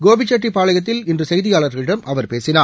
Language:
Tamil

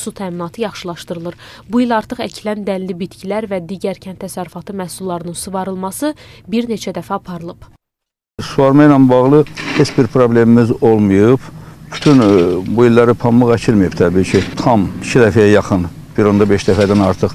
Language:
Turkish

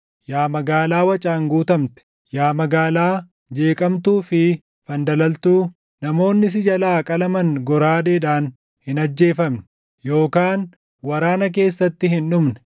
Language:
Oromo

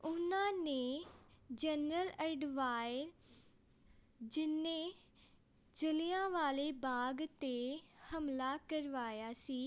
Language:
Punjabi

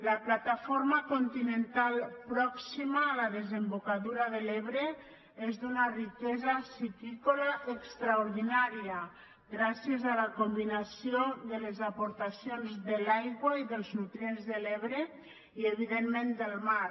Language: Catalan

